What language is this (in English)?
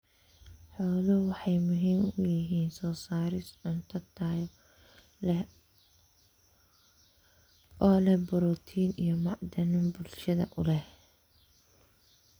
Somali